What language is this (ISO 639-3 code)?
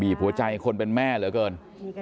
tha